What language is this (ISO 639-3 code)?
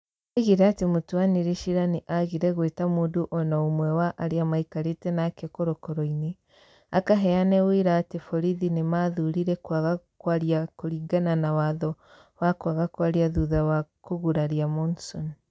kik